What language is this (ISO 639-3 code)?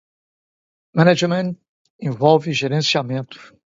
por